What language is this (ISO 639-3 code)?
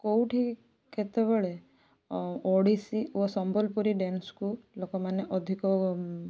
ori